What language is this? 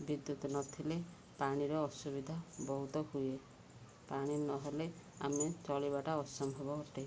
Odia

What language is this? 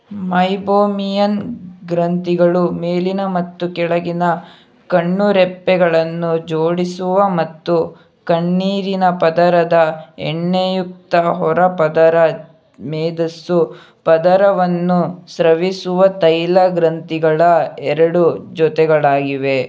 Kannada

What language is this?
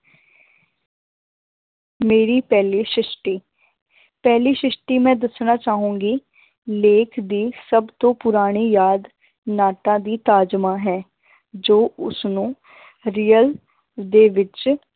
Punjabi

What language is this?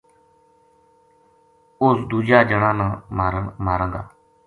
Gujari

